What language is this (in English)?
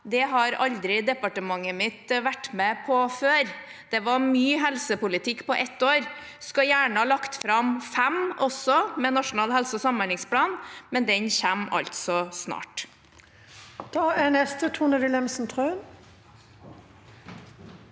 Norwegian